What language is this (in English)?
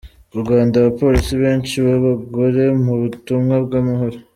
Kinyarwanda